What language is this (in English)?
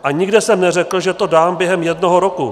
Czech